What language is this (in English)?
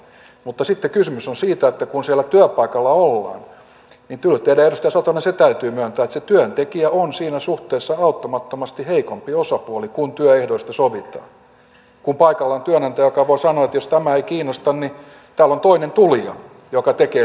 Finnish